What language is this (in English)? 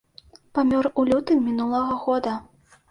Belarusian